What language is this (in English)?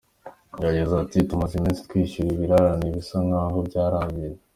Kinyarwanda